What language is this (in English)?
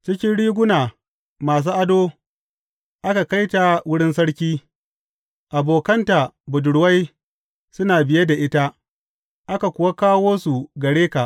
Hausa